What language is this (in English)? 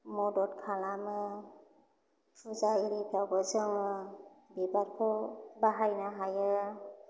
Bodo